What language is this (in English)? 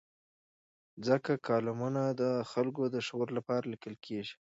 Pashto